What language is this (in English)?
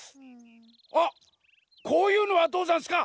Japanese